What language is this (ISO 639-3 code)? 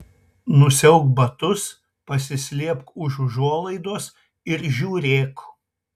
lit